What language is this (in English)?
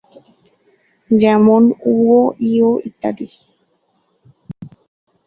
Bangla